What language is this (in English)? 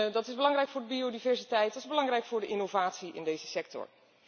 Dutch